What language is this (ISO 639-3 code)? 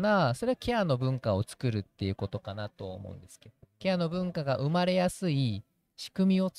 jpn